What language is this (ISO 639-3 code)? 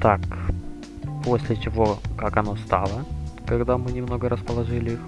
rus